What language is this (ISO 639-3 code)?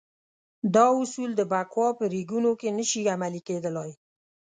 pus